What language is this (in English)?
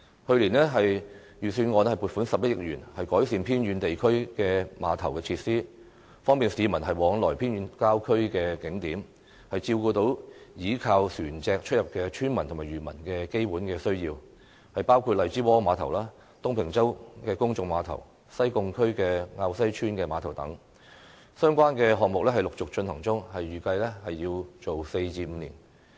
Cantonese